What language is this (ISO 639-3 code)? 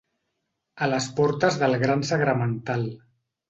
cat